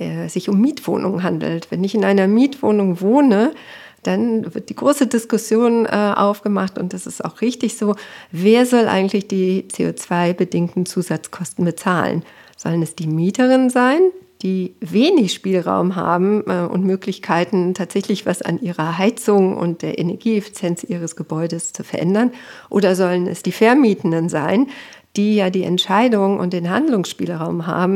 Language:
German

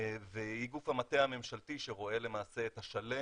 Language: Hebrew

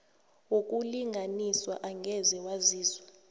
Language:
South Ndebele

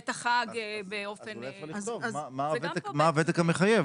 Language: Hebrew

